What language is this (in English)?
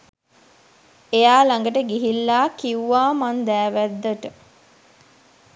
Sinhala